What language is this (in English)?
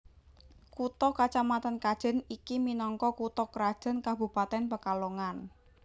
Javanese